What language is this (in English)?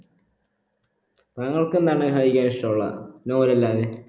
Malayalam